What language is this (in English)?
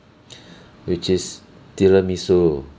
English